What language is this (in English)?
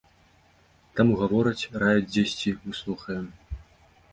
Belarusian